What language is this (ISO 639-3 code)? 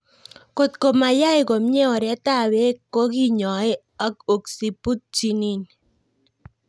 kln